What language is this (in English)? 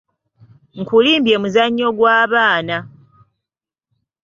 Ganda